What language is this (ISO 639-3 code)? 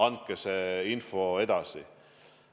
est